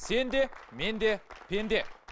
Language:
Kazakh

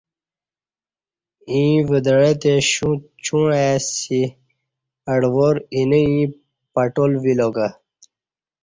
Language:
Kati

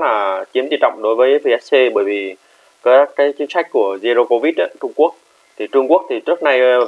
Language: Vietnamese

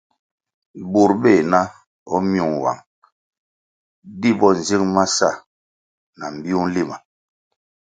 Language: Kwasio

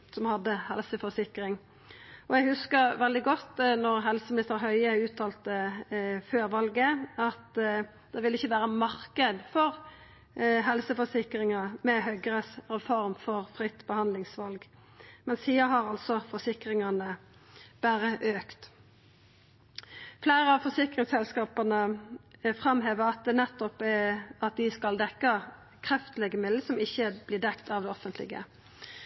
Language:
Norwegian Nynorsk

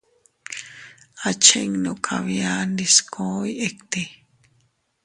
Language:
Teutila Cuicatec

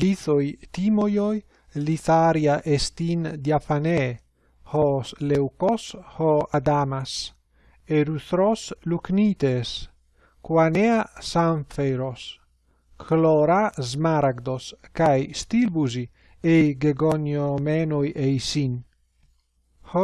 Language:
Greek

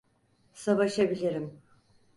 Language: Turkish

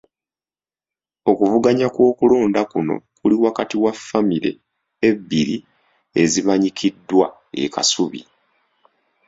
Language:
Ganda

